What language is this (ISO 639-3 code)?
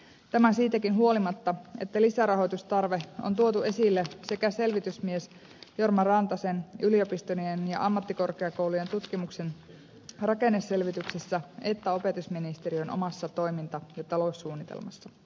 fin